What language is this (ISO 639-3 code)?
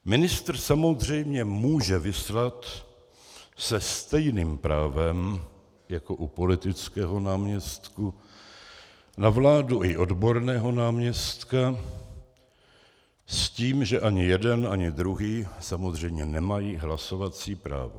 ces